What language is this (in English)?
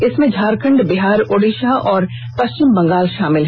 Hindi